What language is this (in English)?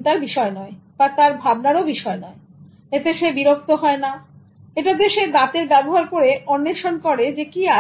Bangla